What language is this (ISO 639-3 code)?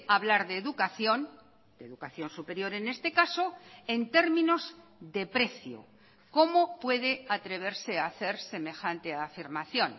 spa